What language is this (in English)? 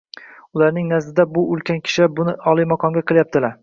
Uzbek